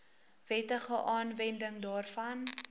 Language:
Afrikaans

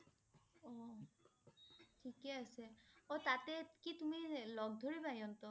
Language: Assamese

